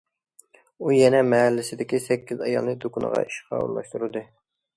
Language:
Uyghur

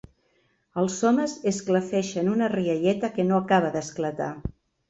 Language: Catalan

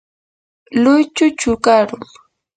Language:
Yanahuanca Pasco Quechua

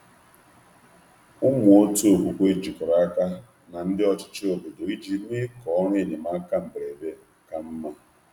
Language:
Igbo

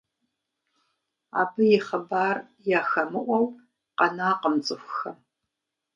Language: Kabardian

